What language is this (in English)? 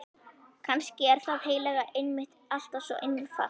Icelandic